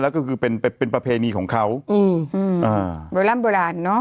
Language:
Thai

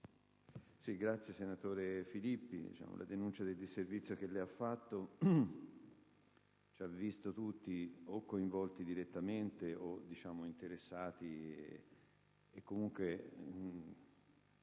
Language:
Italian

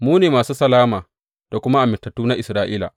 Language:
Hausa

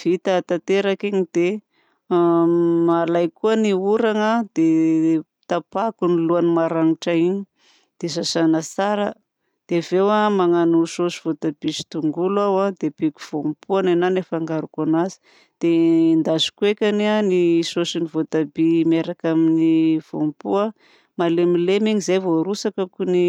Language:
Southern Betsimisaraka Malagasy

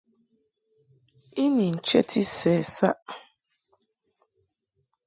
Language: Mungaka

